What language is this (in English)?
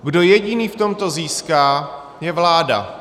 Czech